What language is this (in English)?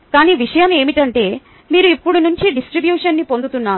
Telugu